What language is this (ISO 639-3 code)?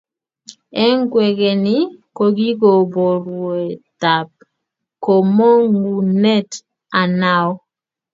kln